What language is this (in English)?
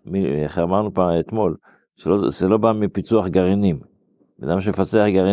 Hebrew